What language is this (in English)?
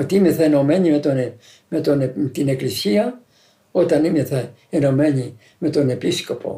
Greek